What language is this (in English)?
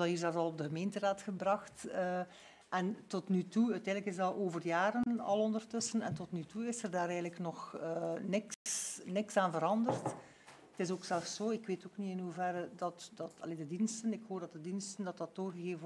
Dutch